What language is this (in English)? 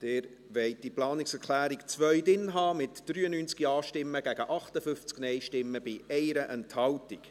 Swiss German